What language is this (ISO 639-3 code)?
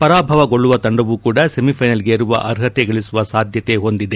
kan